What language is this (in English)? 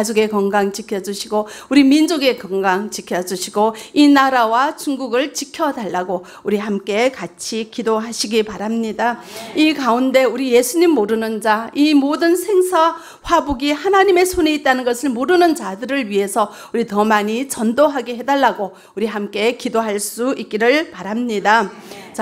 Korean